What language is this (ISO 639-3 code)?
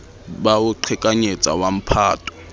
sot